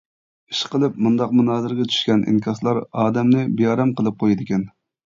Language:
Uyghur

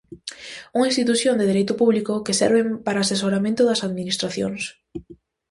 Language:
Galician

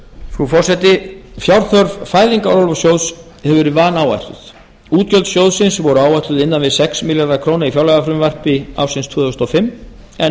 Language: Icelandic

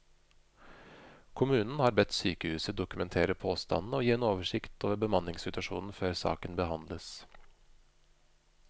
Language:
Norwegian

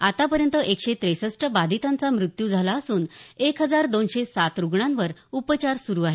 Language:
Marathi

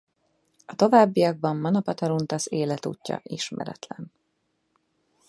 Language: Hungarian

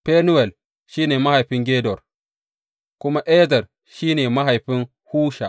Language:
Hausa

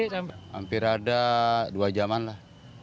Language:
Indonesian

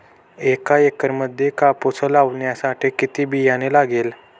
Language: Marathi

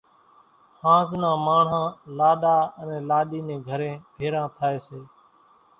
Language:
Kachi Koli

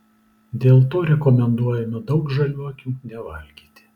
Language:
Lithuanian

